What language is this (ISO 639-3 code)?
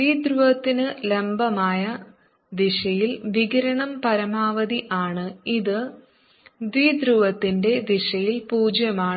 mal